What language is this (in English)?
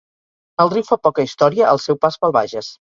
Catalan